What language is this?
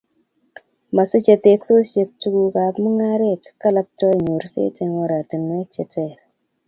Kalenjin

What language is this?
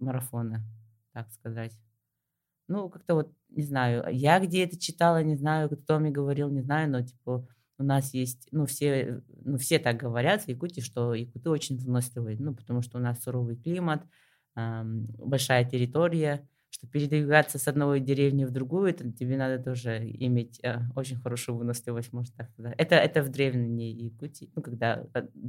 Russian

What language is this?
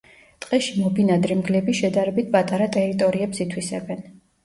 Georgian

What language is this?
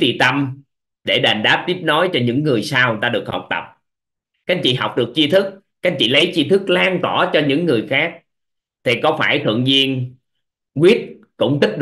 Vietnamese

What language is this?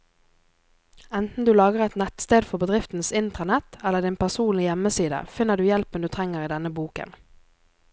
Norwegian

